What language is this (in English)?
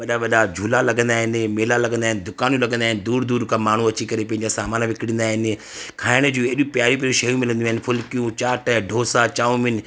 Sindhi